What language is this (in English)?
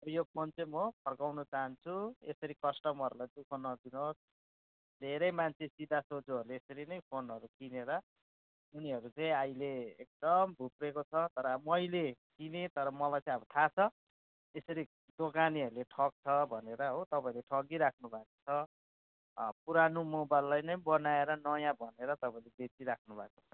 Nepali